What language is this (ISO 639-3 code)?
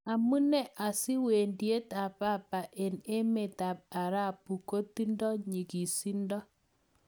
kln